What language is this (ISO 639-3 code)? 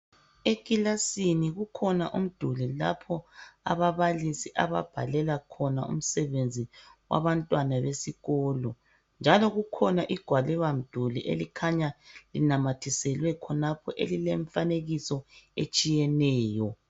nde